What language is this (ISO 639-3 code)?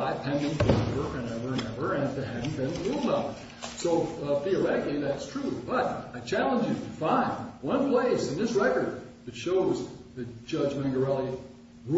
eng